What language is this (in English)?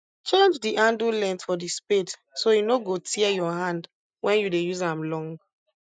Nigerian Pidgin